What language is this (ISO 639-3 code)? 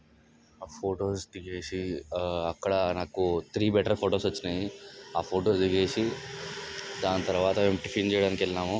tel